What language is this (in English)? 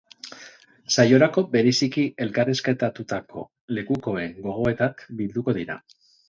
Basque